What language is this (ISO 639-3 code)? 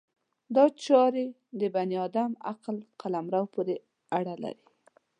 pus